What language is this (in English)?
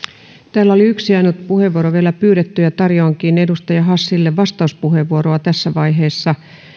Finnish